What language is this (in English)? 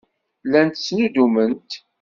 Kabyle